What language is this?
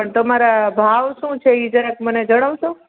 Gujarati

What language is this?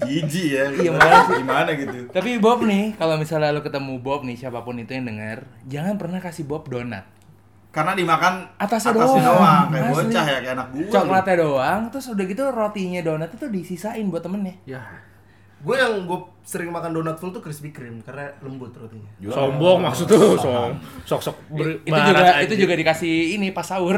Indonesian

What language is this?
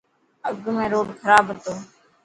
Dhatki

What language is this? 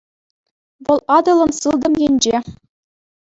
Chuvash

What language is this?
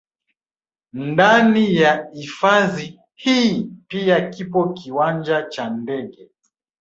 Swahili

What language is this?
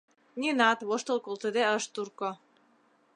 Mari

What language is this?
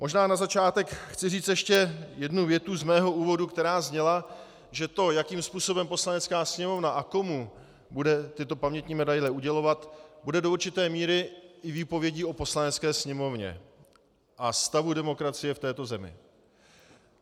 Czech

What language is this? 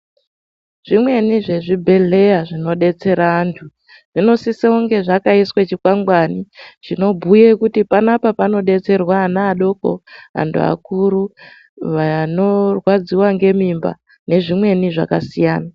Ndau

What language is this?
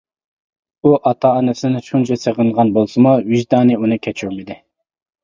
Uyghur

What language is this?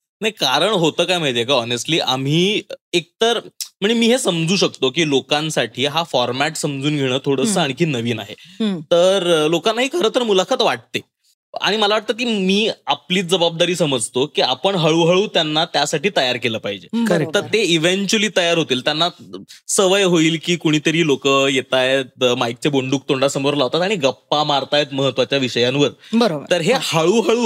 Marathi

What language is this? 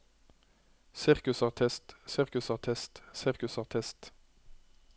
Norwegian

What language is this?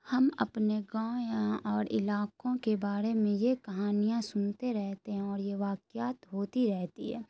Urdu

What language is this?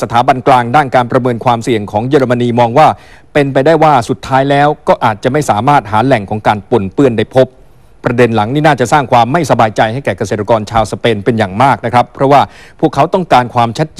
Thai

